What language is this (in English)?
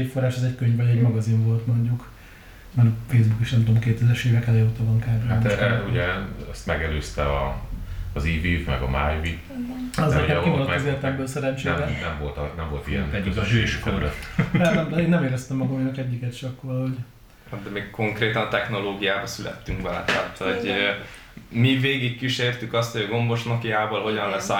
Hungarian